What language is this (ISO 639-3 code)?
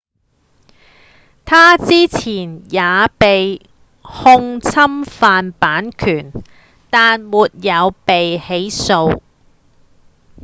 yue